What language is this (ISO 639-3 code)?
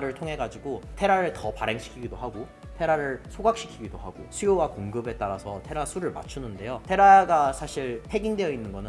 kor